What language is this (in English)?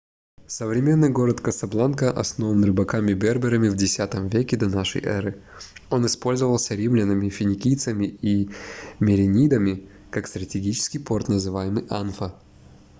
Russian